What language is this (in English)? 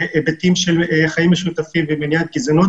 Hebrew